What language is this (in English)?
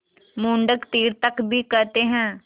Hindi